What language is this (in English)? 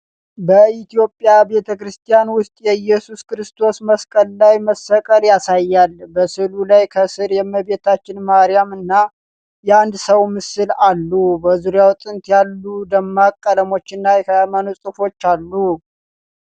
Amharic